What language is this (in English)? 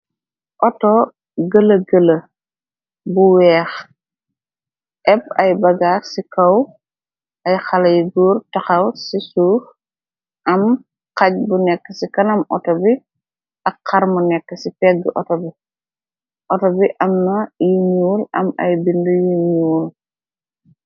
Wolof